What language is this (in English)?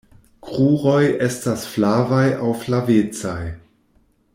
Esperanto